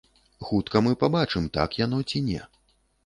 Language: Belarusian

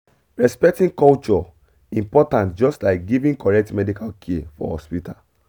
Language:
Nigerian Pidgin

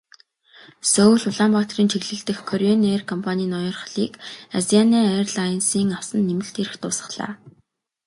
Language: Mongolian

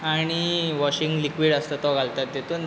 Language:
Konkani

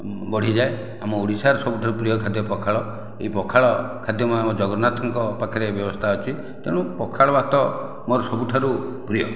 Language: Odia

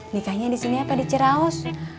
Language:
Indonesian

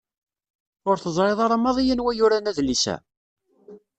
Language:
Kabyle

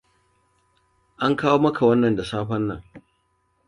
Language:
Hausa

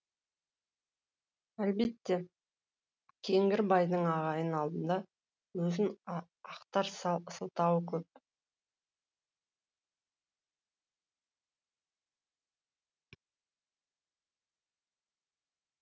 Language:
Kazakh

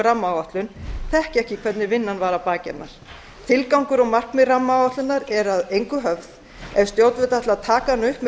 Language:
Icelandic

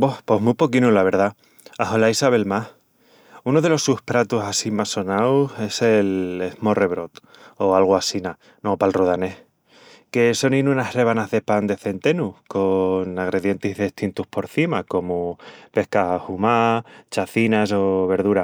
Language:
Extremaduran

